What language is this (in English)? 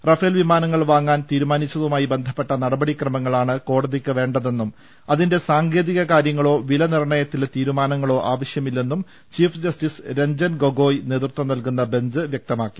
Malayalam